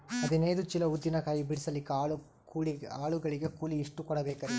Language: Kannada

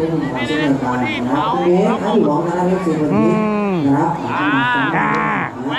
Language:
Thai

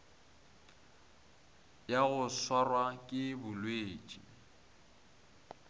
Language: Northern Sotho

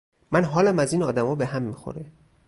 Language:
Persian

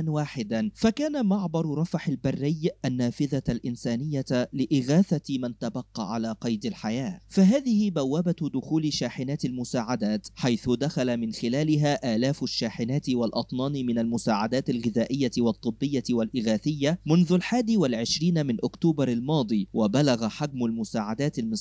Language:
Arabic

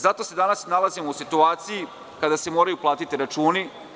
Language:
Serbian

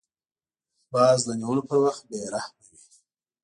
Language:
Pashto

